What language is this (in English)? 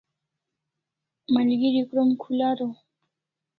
Kalasha